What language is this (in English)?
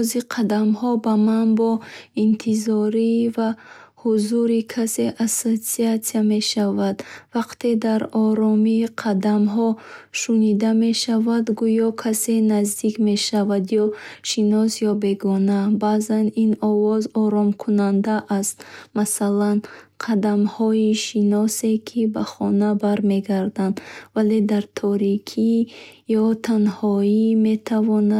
Bukharic